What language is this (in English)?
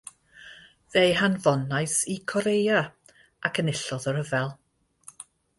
Welsh